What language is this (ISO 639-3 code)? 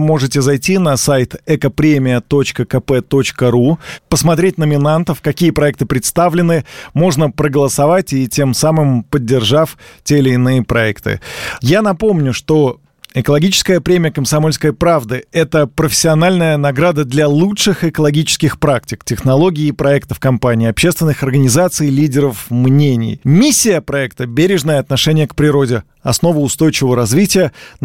rus